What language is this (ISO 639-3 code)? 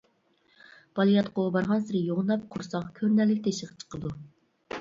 uig